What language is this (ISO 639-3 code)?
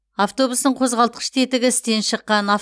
kaz